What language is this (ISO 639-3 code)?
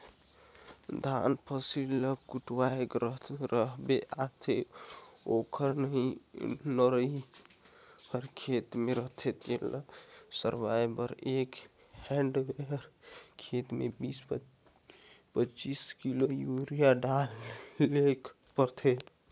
hne